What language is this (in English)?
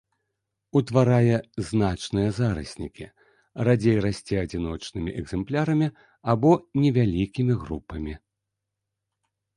Belarusian